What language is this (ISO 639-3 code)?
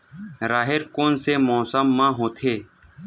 hne